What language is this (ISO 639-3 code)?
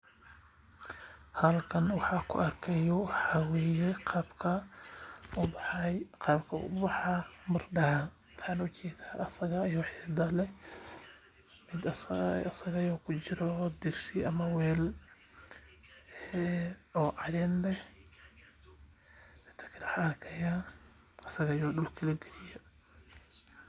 som